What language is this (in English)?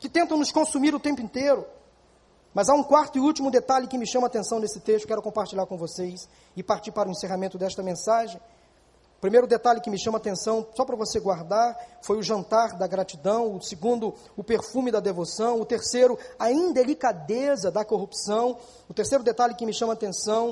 Portuguese